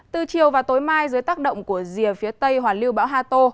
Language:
Vietnamese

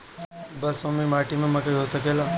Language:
Bhojpuri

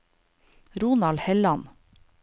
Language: Norwegian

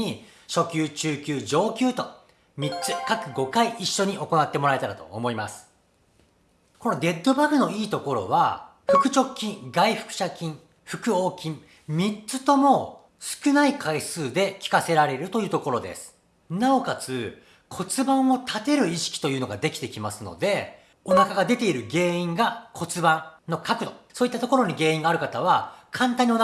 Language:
Japanese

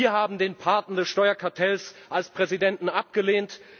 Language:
German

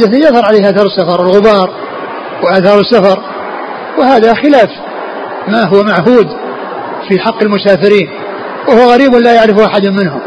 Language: Arabic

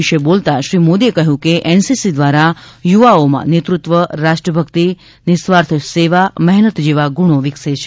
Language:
Gujarati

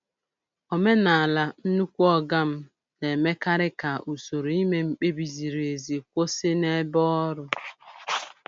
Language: Igbo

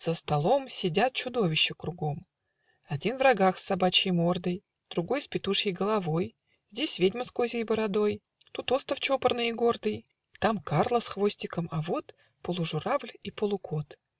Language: Russian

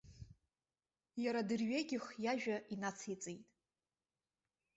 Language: Abkhazian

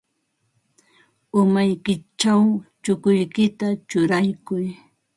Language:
Ambo-Pasco Quechua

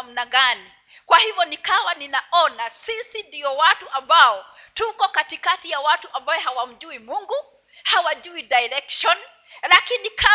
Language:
Swahili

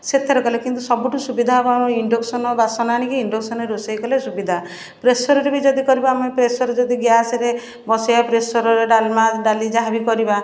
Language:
Odia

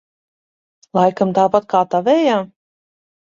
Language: Latvian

